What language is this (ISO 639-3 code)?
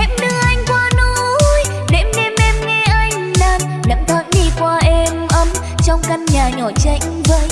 vie